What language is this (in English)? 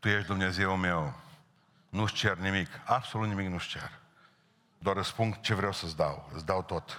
Romanian